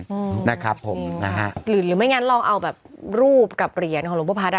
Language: Thai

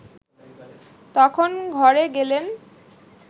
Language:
Bangla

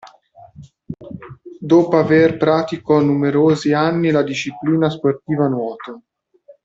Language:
Italian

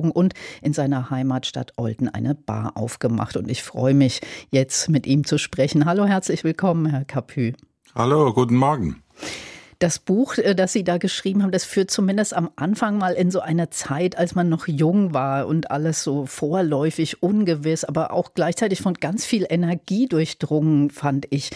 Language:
German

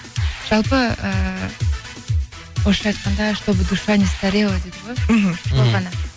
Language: Kazakh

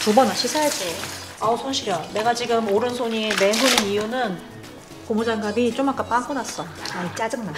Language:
Korean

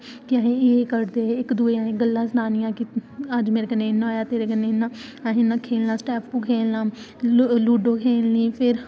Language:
Dogri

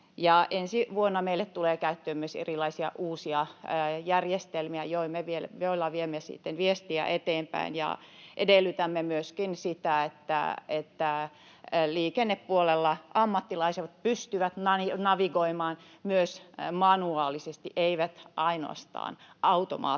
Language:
Finnish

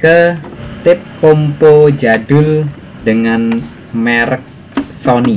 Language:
Indonesian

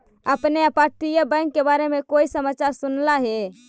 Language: Magahi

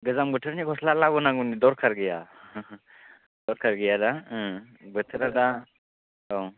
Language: Bodo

